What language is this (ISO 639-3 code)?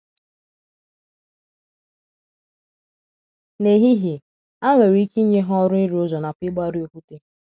ibo